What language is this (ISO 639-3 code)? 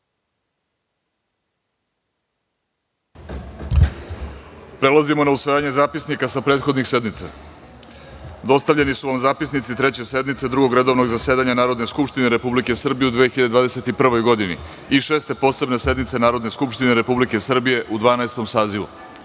srp